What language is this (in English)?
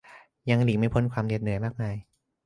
Thai